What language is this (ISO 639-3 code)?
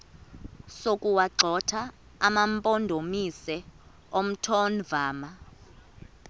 xho